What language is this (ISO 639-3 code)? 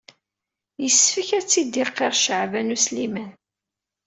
kab